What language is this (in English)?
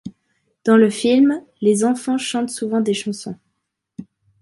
French